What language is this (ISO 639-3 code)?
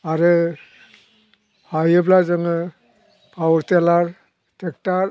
brx